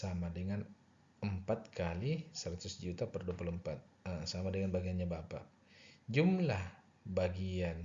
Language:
Indonesian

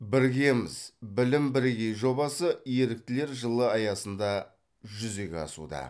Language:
Kazakh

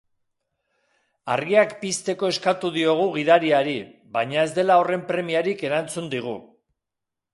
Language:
Basque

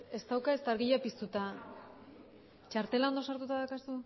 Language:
Basque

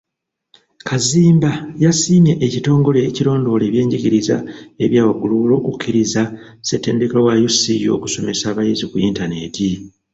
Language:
Ganda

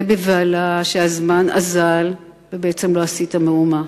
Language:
Hebrew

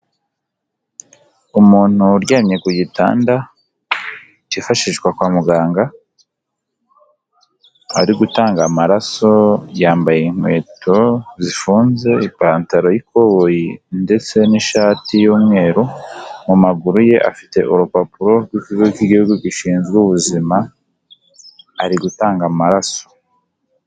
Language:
Kinyarwanda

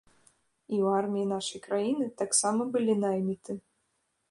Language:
Belarusian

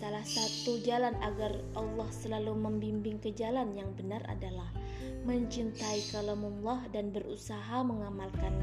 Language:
Indonesian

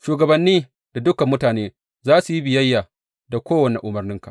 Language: Hausa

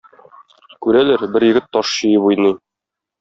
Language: Tatar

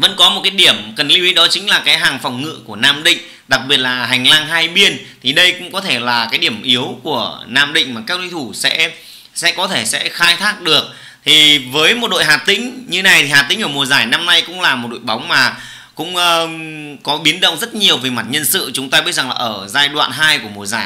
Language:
Vietnamese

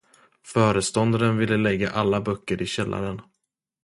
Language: Swedish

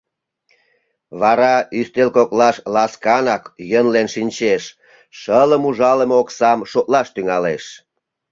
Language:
Mari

